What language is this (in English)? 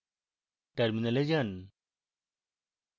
Bangla